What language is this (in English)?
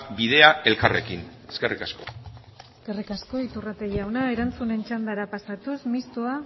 Basque